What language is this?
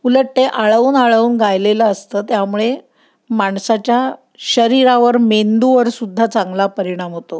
Marathi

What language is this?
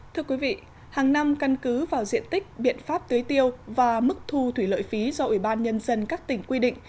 Vietnamese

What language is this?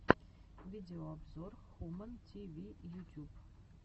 Russian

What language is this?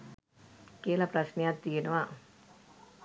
Sinhala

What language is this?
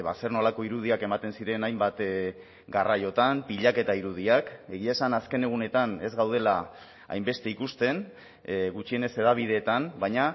Basque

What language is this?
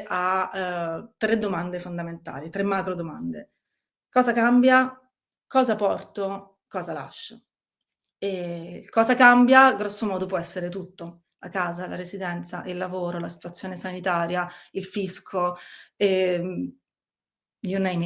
Italian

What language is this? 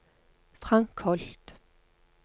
Norwegian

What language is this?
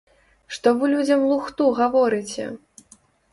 Belarusian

